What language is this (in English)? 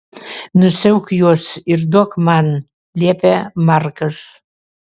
Lithuanian